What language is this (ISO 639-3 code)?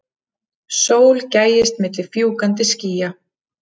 isl